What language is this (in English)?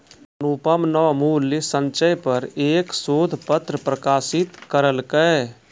Maithili